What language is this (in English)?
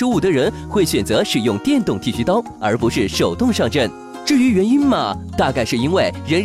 Chinese